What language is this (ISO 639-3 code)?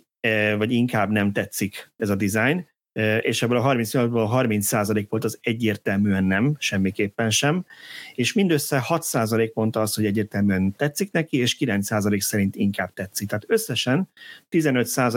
hun